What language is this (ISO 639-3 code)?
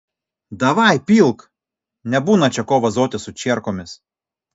lit